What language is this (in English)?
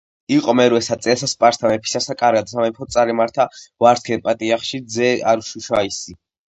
Georgian